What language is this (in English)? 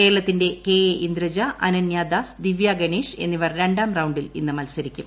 Malayalam